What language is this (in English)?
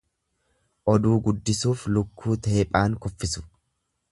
Oromo